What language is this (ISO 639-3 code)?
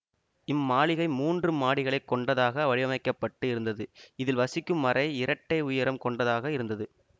tam